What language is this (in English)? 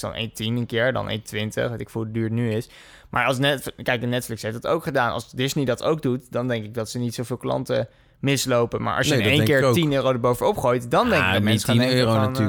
Dutch